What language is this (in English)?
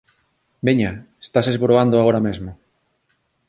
Galician